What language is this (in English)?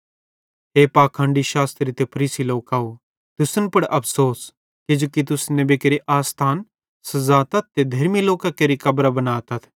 Bhadrawahi